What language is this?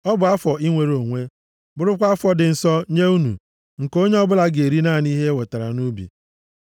Igbo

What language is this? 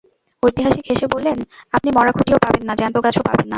Bangla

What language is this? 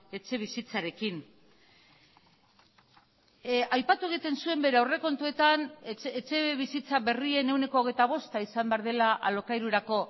Basque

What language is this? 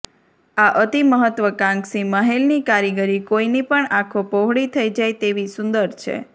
Gujarati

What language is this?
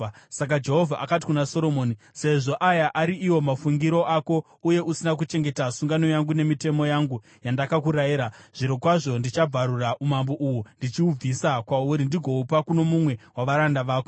Shona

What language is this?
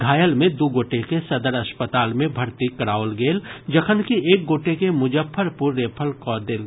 Maithili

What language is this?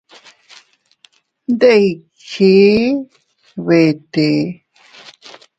Teutila Cuicatec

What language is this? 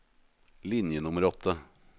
Norwegian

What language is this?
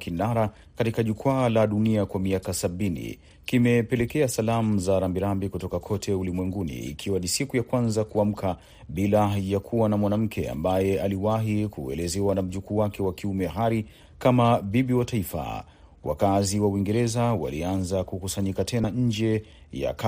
Swahili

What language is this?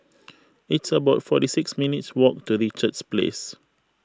English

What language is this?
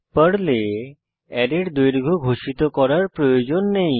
Bangla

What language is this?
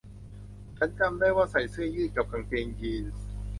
Thai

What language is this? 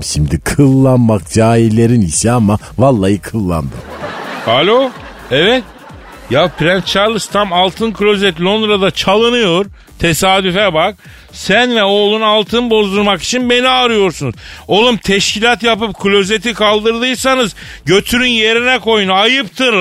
Turkish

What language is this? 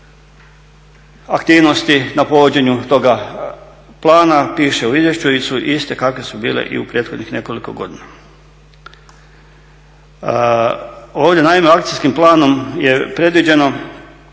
Croatian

